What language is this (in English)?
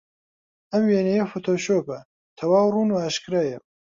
Central Kurdish